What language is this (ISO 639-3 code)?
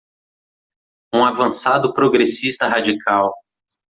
por